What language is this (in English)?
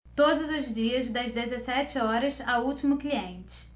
Portuguese